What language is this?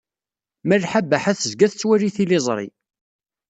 Kabyle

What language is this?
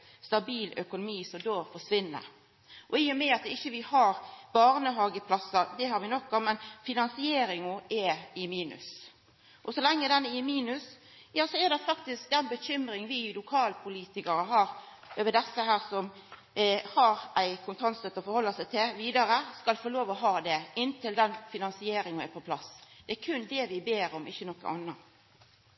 Norwegian Nynorsk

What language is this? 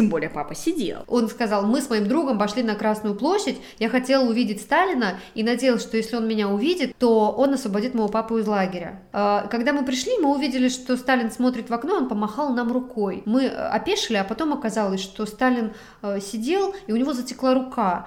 Russian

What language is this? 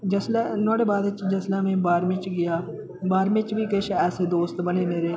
Dogri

